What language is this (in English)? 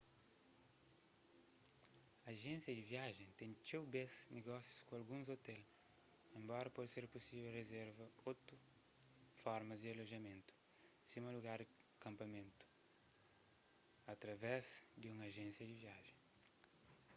Kabuverdianu